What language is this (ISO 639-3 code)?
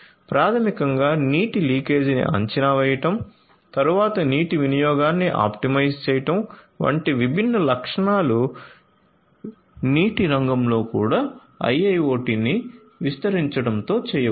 tel